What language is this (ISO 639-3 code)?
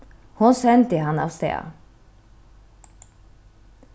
fao